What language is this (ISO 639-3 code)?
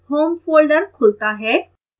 hin